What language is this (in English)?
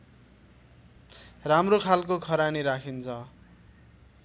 Nepali